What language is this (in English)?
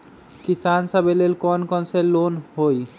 Magahi